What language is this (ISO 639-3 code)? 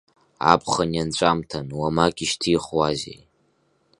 abk